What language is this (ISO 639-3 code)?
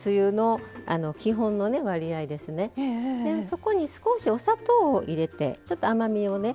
jpn